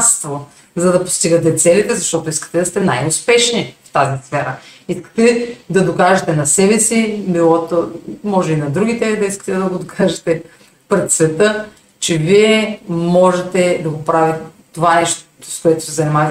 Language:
Bulgarian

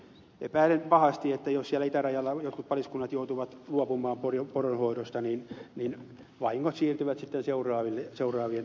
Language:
Finnish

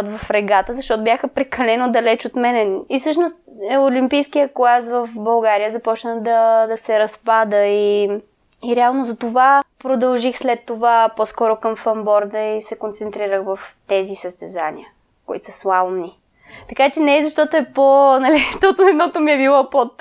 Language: Bulgarian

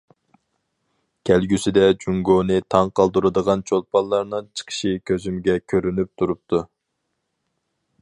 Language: Uyghur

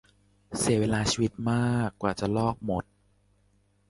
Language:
Thai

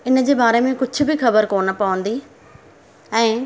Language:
Sindhi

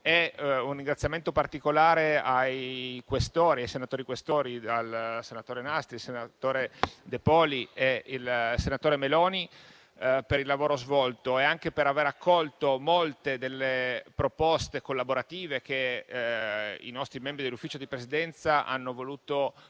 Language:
Italian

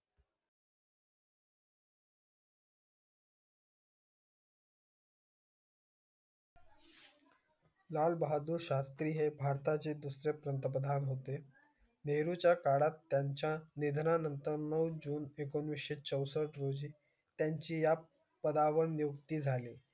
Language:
Marathi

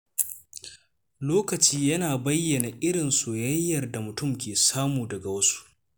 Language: Hausa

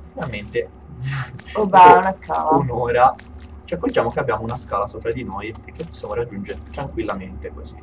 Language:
Italian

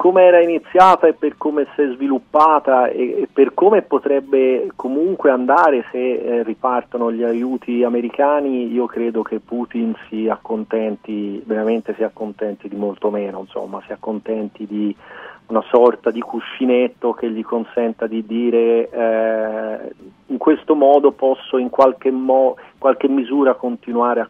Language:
Italian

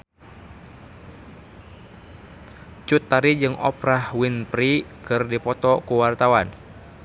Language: Sundanese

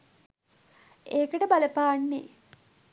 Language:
Sinhala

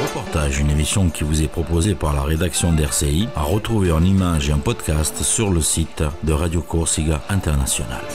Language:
French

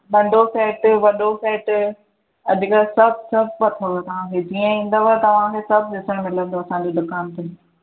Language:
Sindhi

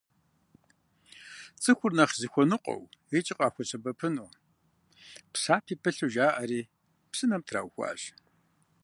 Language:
Kabardian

